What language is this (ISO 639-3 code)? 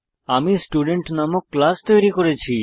ben